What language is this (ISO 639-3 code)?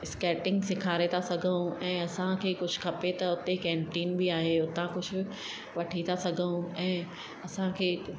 snd